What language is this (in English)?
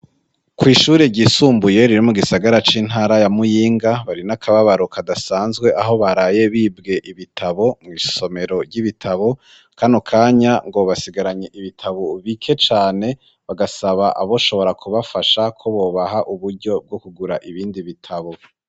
Rundi